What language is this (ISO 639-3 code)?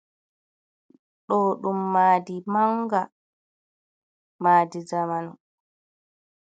ful